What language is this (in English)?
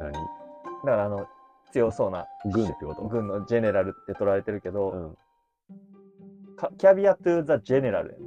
Japanese